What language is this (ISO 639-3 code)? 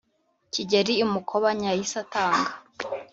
kin